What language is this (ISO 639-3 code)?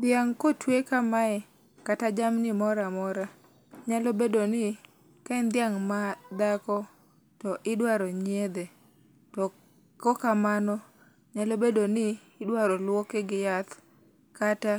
luo